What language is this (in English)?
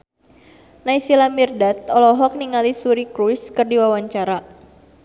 Sundanese